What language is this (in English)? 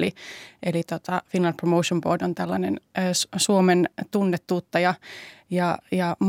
Finnish